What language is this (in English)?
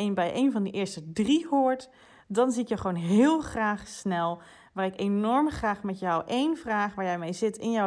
Dutch